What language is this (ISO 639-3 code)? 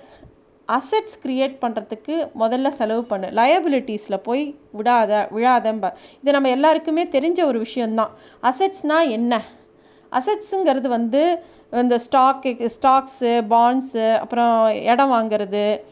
tam